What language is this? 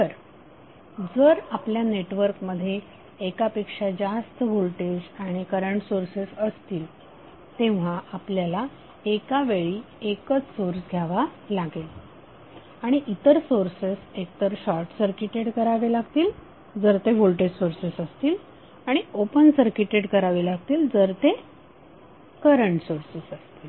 Marathi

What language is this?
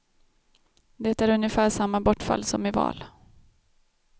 Swedish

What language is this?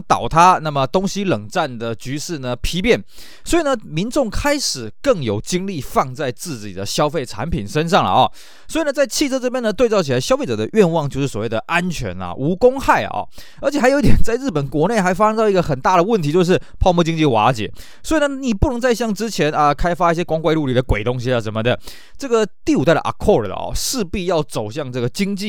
Chinese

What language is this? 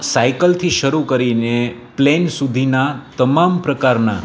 Gujarati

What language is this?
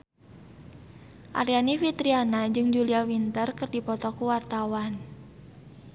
Sundanese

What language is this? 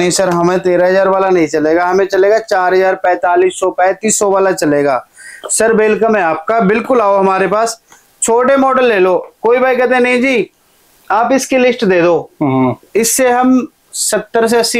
Hindi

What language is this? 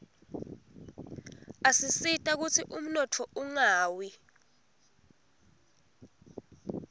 Swati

